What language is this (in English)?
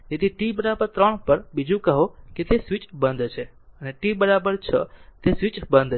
Gujarati